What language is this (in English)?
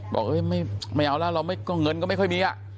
Thai